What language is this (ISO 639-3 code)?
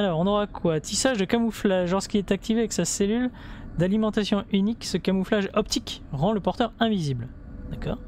fra